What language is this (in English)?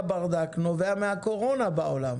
Hebrew